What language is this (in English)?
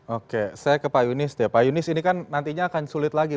Indonesian